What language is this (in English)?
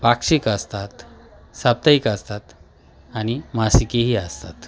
Marathi